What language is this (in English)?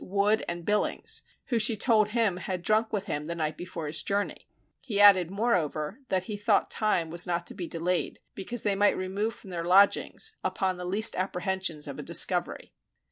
English